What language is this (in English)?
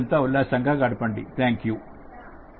Telugu